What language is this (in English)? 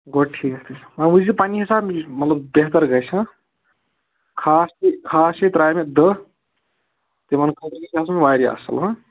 Kashmiri